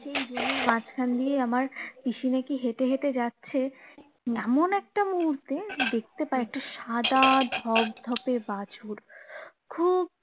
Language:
Bangla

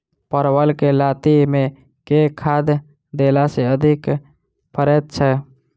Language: Maithili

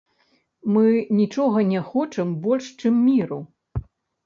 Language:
Belarusian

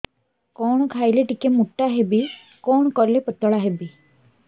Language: Odia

